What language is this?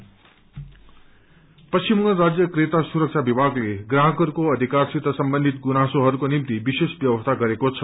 Nepali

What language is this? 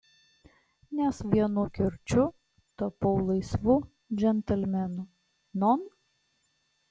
Lithuanian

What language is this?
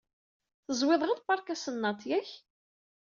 Kabyle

